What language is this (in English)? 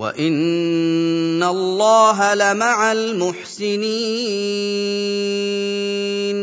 Arabic